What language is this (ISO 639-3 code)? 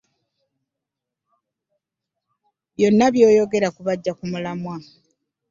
lug